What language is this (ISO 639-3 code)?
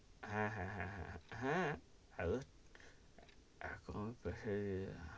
ben